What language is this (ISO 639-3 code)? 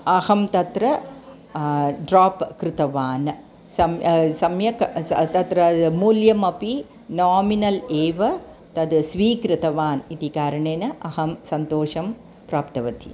san